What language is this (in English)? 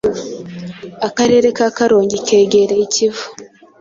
Kinyarwanda